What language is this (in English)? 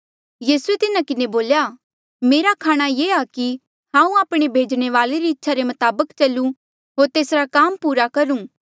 Mandeali